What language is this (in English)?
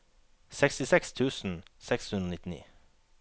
Norwegian